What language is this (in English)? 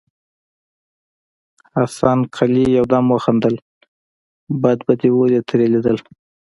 Pashto